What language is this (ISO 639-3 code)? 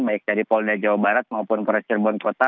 ind